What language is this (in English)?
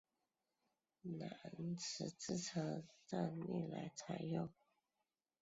Chinese